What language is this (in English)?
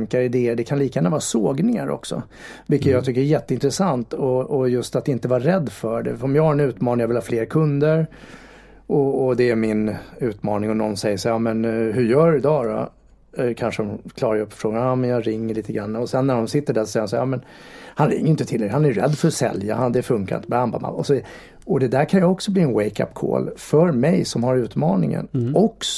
Swedish